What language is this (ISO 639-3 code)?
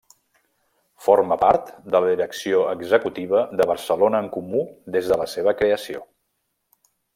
cat